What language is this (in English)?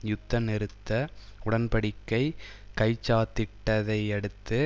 Tamil